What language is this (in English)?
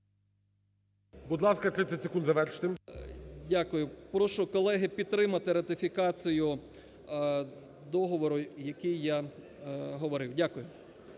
Ukrainian